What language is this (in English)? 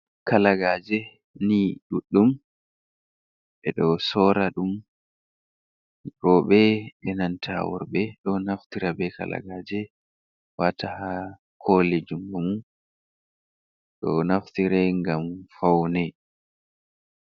Fula